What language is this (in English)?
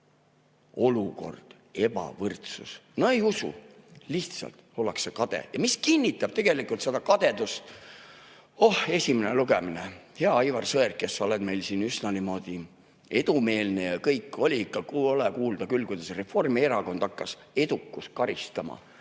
Estonian